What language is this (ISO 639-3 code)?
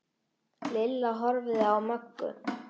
isl